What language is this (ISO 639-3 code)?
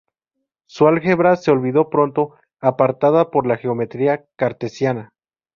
spa